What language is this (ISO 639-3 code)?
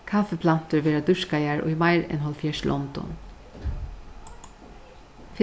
fao